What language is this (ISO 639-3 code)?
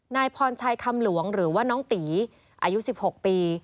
tha